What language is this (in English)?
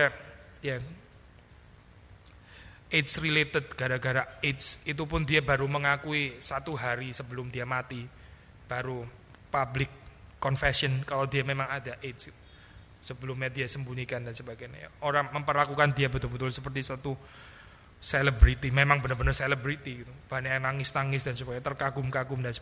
Indonesian